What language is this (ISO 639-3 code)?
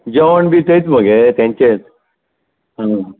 kok